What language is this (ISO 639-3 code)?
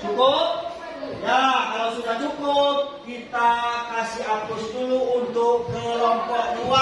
ind